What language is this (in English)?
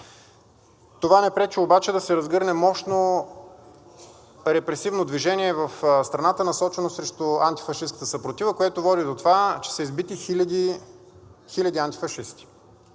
Bulgarian